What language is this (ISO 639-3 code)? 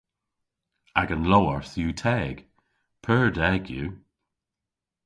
cor